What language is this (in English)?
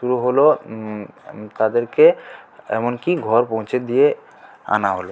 Bangla